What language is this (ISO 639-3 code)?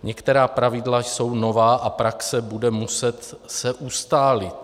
ces